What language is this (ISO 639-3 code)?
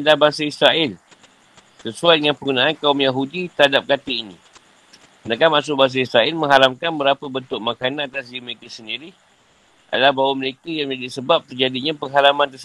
msa